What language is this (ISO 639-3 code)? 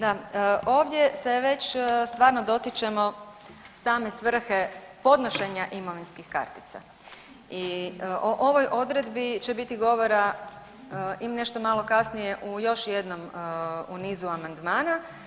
hrv